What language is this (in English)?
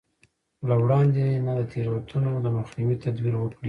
Pashto